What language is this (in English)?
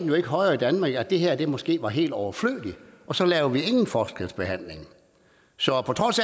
Danish